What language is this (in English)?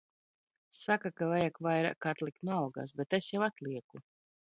Latvian